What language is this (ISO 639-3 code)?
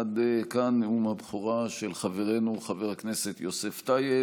heb